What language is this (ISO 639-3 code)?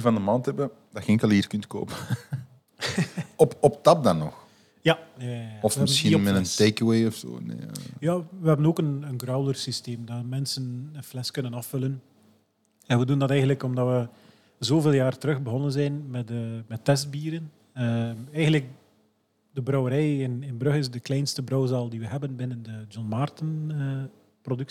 nld